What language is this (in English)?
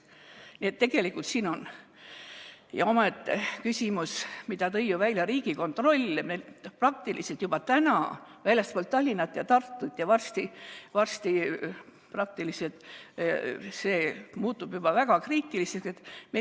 Estonian